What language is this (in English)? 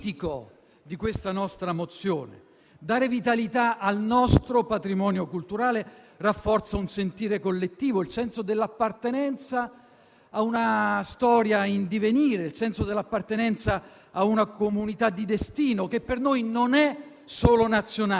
Italian